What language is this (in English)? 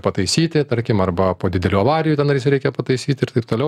Lithuanian